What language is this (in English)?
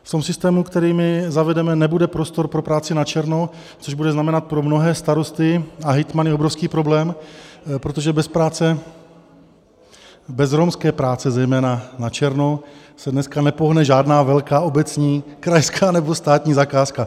Czech